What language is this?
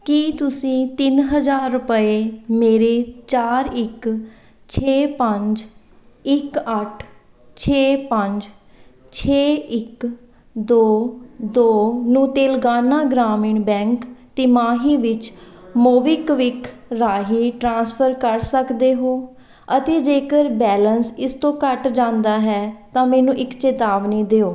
Punjabi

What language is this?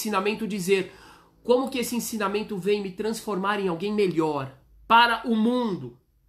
Portuguese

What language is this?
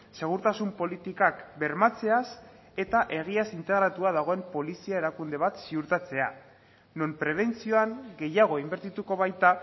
Basque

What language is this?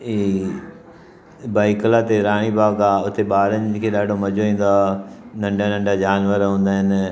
Sindhi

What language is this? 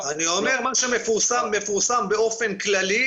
Hebrew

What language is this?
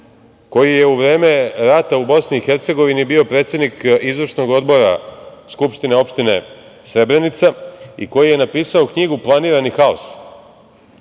Serbian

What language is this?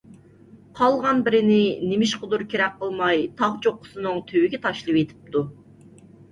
Uyghur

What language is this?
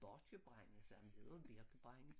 Danish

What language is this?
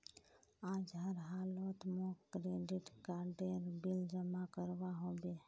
Magahi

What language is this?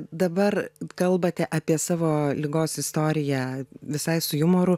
Lithuanian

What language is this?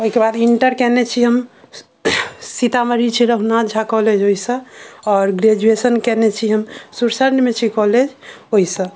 Maithili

